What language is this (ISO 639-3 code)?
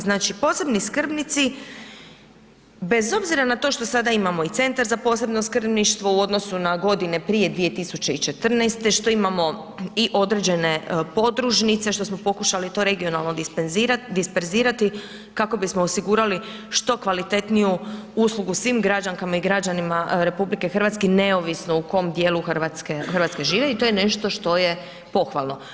hrv